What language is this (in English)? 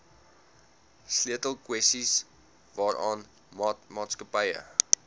Afrikaans